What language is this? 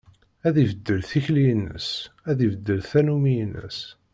Kabyle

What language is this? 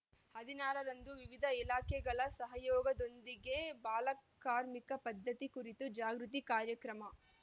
Kannada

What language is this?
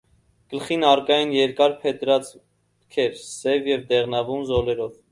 Armenian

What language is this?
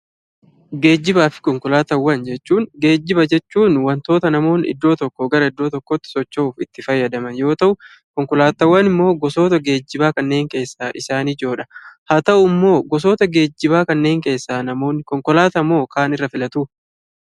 Oromo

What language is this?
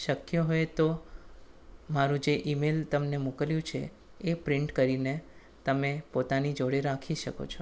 Gujarati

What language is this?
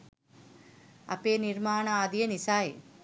Sinhala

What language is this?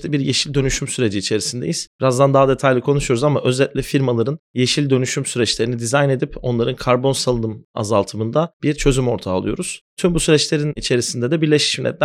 Turkish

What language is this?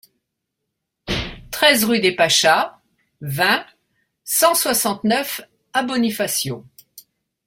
French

